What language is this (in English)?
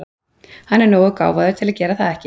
Icelandic